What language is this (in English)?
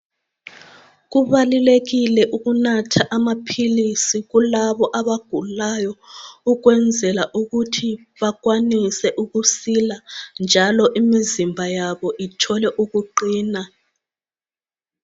North Ndebele